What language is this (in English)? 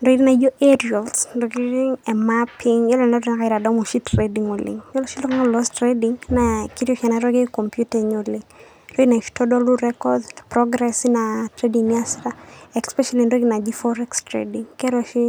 Masai